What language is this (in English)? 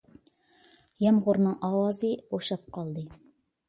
Uyghur